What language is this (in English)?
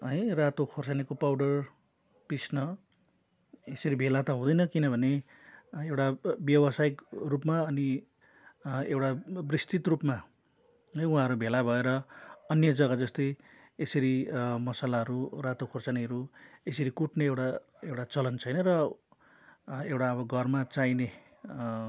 Nepali